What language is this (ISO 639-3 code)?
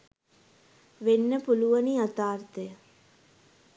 sin